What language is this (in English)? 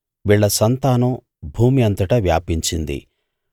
Telugu